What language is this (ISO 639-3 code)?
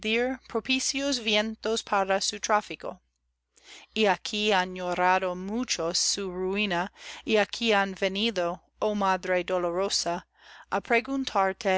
spa